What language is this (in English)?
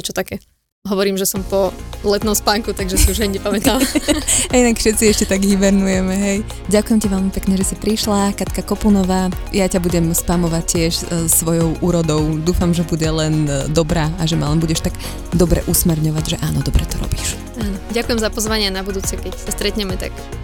Slovak